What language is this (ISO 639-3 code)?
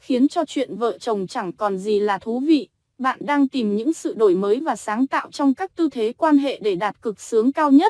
vie